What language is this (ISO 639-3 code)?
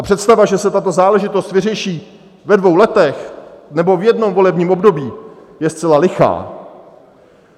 ces